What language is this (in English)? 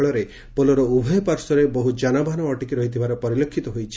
Odia